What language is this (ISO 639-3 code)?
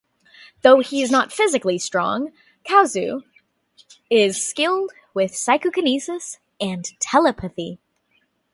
eng